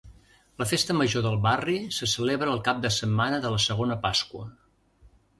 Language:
Catalan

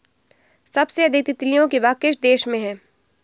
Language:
Hindi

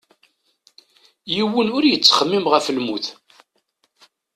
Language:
Kabyle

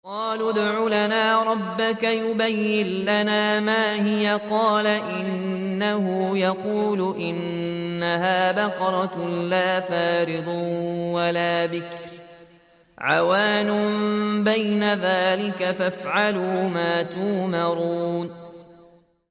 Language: Arabic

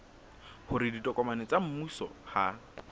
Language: Southern Sotho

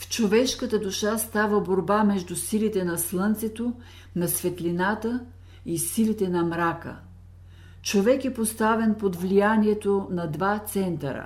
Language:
Bulgarian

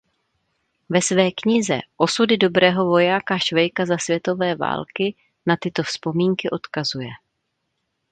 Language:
Czech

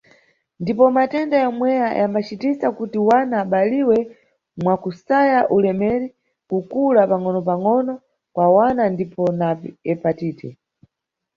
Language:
Nyungwe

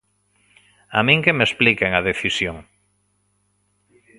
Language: Galician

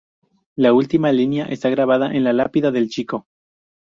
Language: Spanish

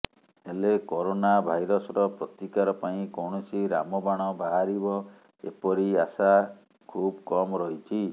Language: Odia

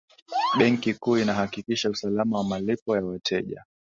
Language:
Swahili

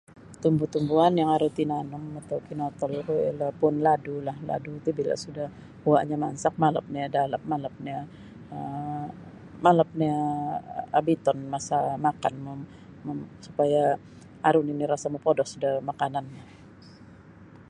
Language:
Sabah Bisaya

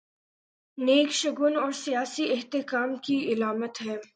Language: Urdu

